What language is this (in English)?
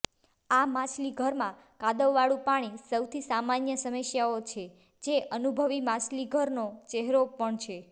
Gujarati